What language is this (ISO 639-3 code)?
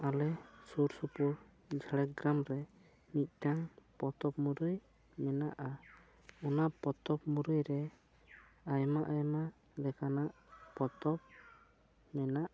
sat